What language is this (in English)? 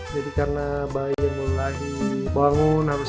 Indonesian